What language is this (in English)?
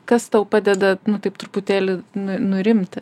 Lithuanian